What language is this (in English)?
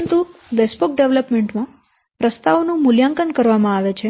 Gujarati